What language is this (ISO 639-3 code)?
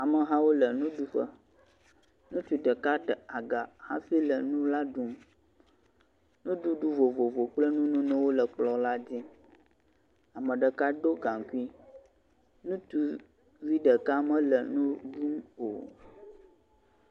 ewe